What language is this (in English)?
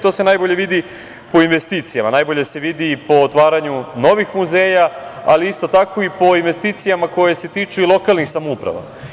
Serbian